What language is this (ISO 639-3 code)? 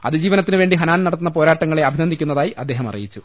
mal